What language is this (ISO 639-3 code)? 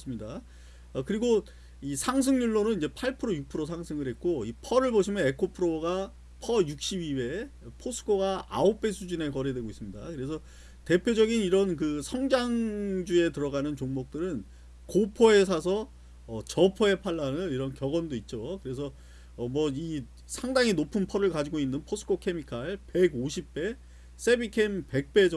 kor